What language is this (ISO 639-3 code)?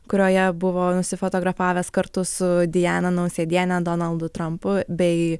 lit